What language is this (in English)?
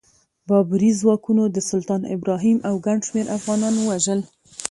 Pashto